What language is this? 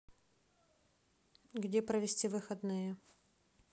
Russian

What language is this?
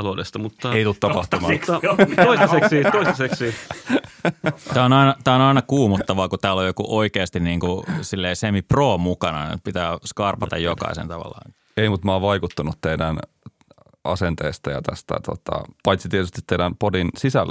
Finnish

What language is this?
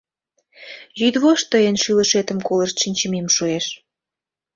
Mari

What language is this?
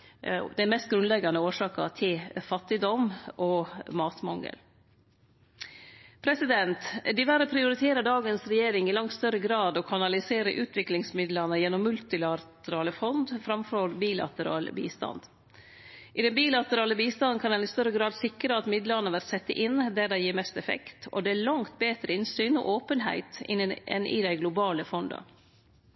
Norwegian Nynorsk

